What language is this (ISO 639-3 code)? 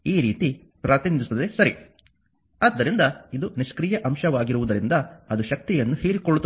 kan